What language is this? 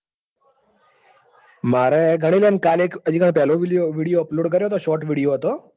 Gujarati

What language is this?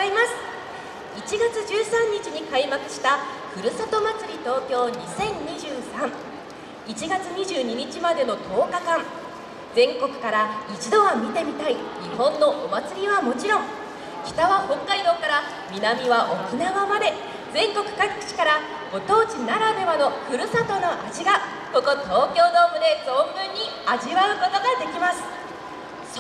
Japanese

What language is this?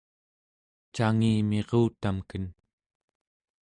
Central Yupik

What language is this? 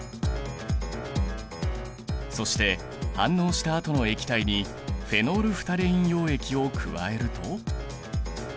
Japanese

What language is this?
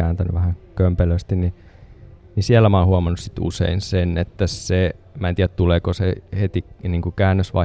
Finnish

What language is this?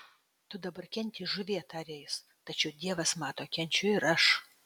Lithuanian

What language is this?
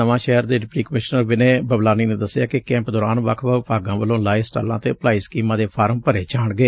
Punjabi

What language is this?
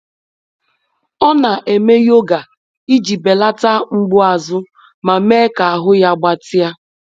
Igbo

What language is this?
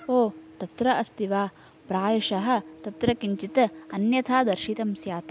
Sanskrit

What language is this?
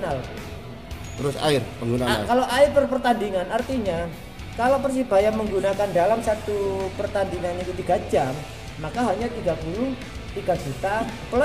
Indonesian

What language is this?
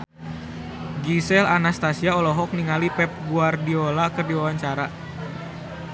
Sundanese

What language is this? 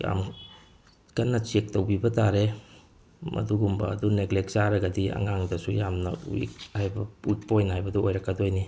Manipuri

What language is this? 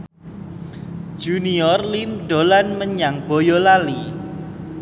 Javanese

